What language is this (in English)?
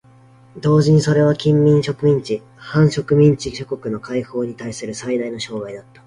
Japanese